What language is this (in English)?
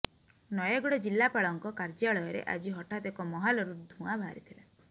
Odia